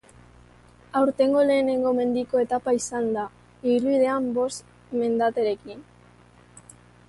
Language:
Basque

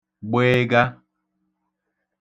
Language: Igbo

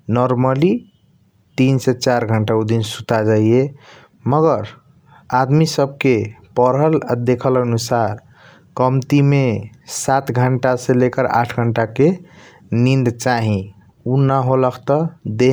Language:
Kochila Tharu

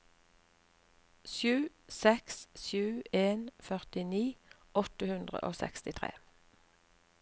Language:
Norwegian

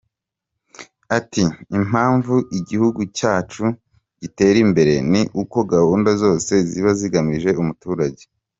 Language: Kinyarwanda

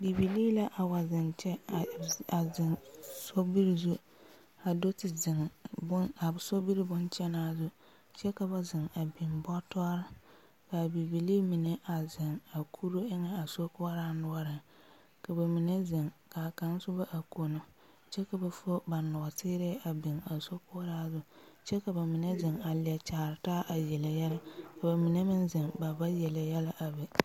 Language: Southern Dagaare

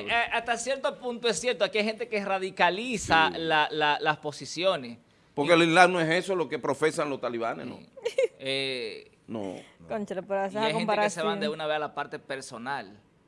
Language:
Spanish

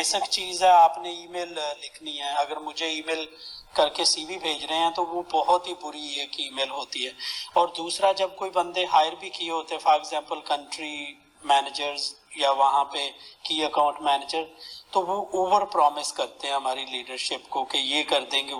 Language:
Urdu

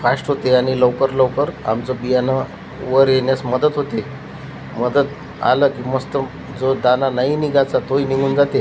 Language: Marathi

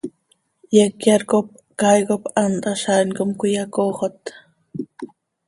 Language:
Seri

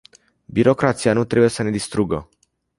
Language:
Romanian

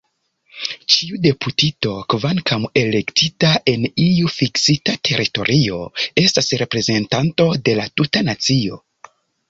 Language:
Esperanto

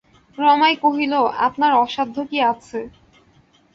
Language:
Bangla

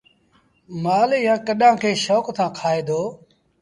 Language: Sindhi Bhil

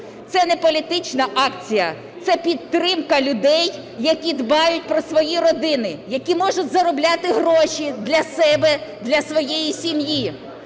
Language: Ukrainian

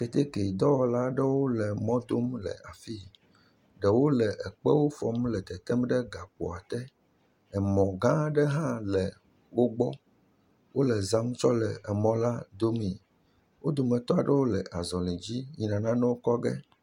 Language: Ewe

